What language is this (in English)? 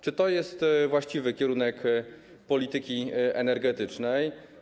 Polish